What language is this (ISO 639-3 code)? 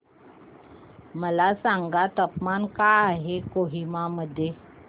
mar